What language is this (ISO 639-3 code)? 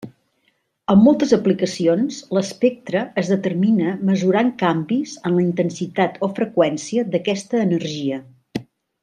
cat